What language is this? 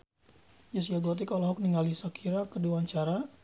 Sundanese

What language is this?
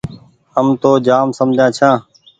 Goaria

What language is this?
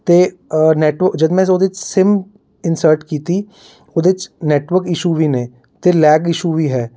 Punjabi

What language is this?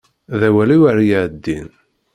Kabyle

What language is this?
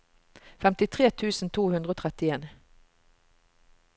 Norwegian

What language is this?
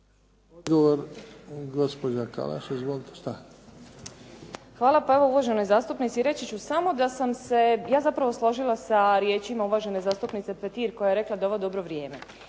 Croatian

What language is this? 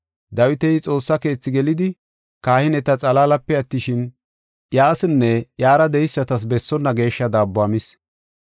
Gofa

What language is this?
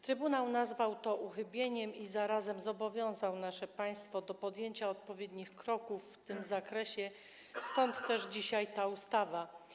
Polish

